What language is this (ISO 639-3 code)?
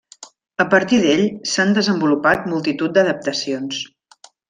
cat